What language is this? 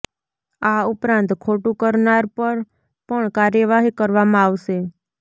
Gujarati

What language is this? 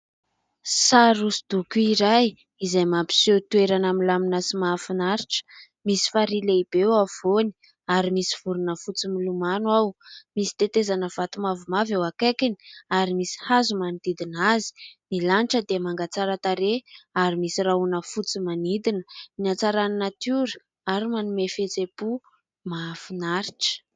Malagasy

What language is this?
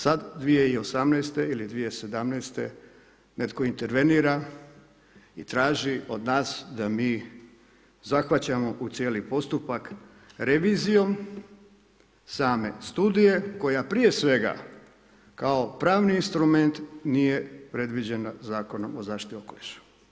Croatian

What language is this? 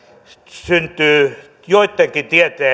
Finnish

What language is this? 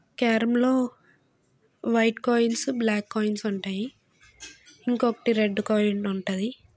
Telugu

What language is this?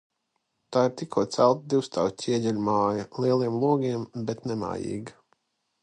Latvian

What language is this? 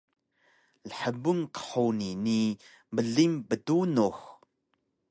Taroko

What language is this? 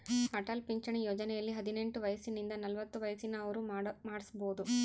Kannada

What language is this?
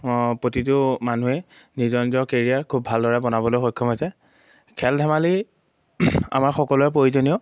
Assamese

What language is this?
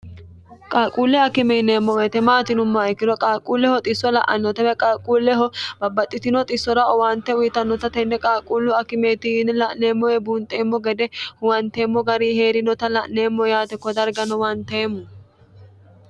Sidamo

